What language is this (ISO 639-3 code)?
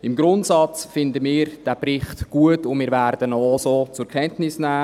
gsw